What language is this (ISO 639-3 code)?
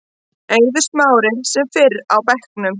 isl